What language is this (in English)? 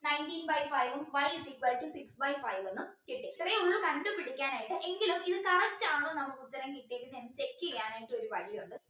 Malayalam